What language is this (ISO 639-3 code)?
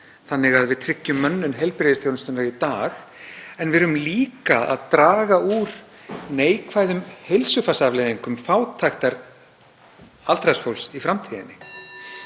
isl